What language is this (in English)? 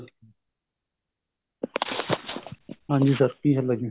Punjabi